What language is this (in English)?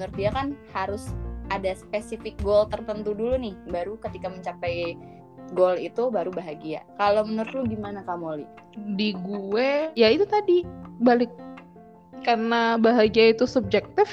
Indonesian